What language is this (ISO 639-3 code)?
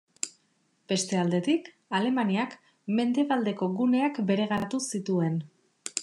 eus